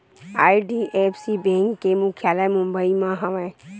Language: Chhattisgarhi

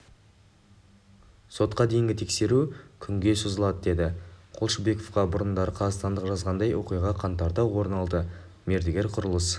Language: Kazakh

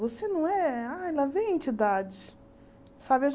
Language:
Portuguese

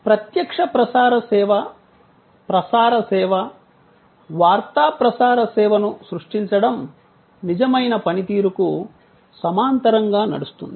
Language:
Telugu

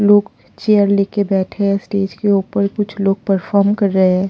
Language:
Hindi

